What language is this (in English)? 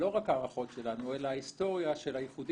Hebrew